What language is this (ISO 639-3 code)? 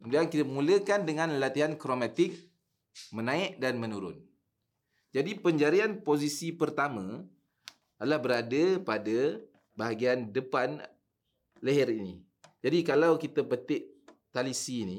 msa